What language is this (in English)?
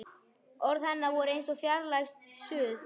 Icelandic